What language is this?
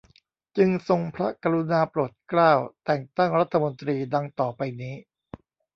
Thai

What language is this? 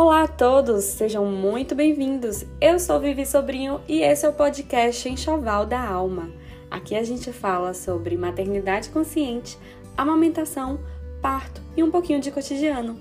Portuguese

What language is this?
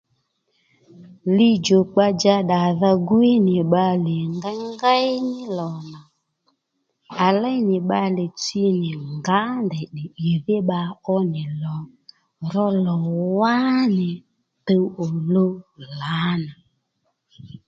Lendu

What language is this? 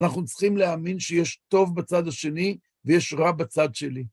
Hebrew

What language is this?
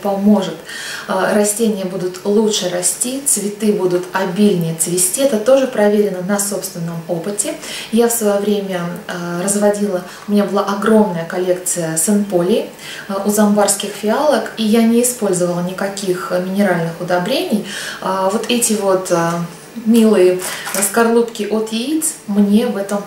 Russian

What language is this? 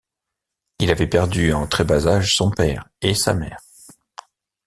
French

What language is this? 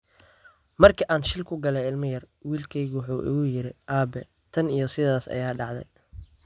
Somali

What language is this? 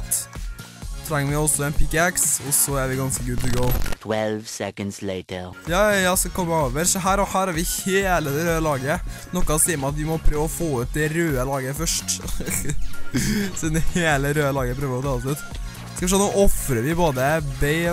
Norwegian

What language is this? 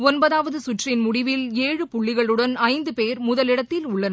Tamil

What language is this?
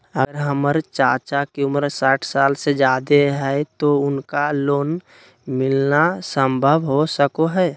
Magahi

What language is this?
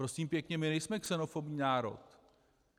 Czech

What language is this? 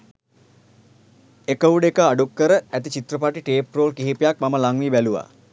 Sinhala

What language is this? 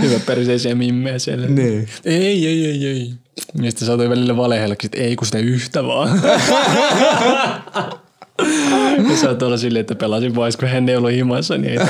Finnish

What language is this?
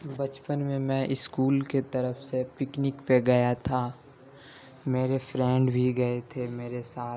Urdu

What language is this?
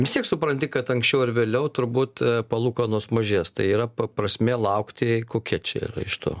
Lithuanian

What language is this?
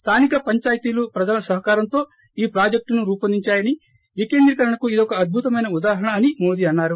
Telugu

